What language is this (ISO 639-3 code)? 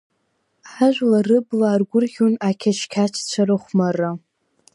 abk